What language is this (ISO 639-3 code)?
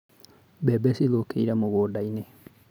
kik